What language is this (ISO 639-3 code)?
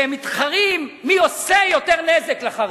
heb